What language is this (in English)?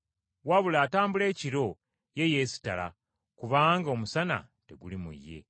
Ganda